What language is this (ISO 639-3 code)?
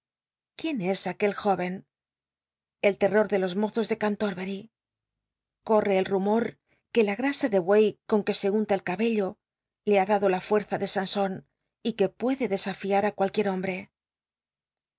spa